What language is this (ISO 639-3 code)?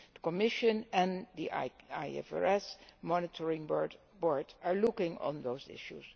eng